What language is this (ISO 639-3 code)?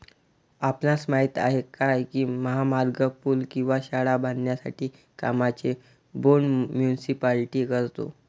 mar